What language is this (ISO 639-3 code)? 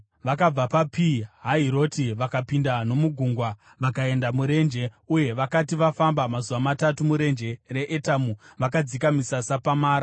sna